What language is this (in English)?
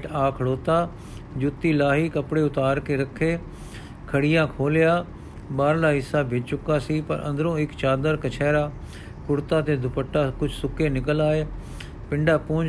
Punjabi